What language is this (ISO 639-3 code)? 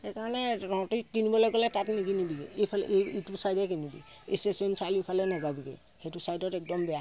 asm